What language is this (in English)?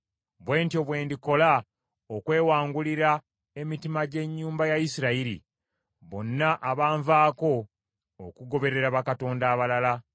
Ganda